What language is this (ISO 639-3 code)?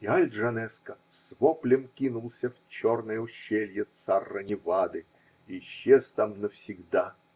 rus